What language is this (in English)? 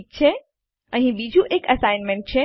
Gujarati